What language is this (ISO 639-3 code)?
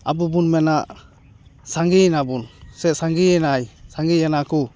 sat